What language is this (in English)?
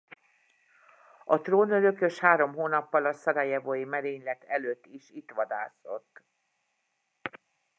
Hungarian